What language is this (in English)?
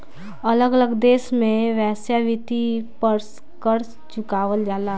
Bhojpuri